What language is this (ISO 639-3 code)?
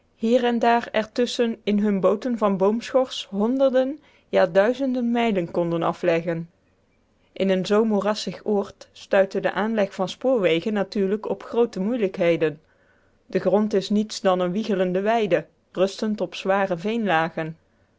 nld